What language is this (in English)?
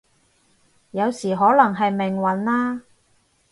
Cantonese